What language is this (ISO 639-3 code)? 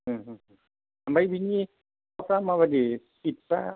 brx